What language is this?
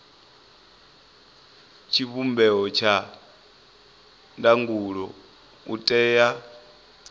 Venda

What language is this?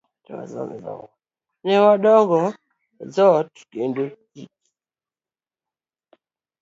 Luo (Kenya and Tanzania)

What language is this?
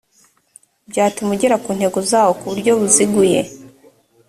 Kinyarwanda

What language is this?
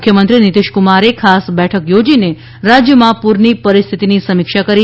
Gujarati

